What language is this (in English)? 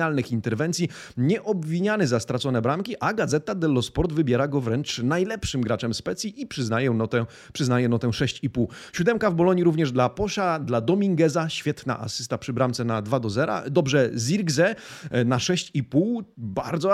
Polish